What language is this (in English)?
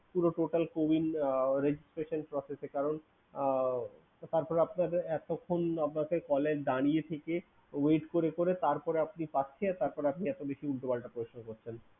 Bangla